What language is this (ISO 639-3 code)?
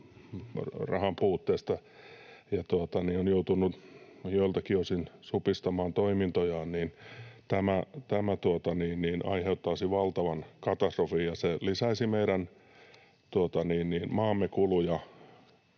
fin